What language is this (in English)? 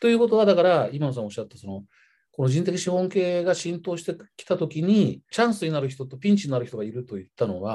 Japanese